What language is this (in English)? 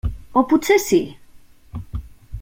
Catalan